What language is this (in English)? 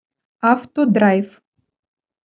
Russian